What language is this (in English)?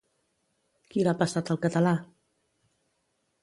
Catalan